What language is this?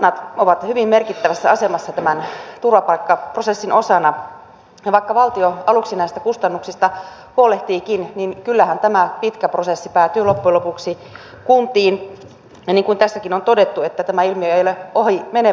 Finnish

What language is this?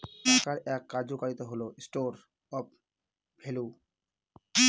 Bangla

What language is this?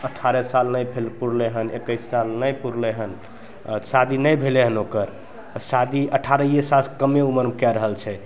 Maithili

